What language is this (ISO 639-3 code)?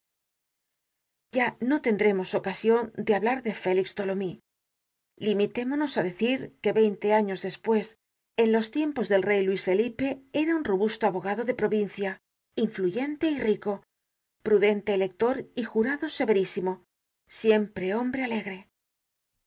spa